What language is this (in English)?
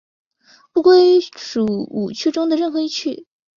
Chinese